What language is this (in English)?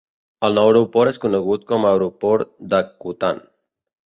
Catalan